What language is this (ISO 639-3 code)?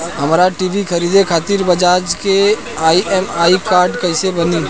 bho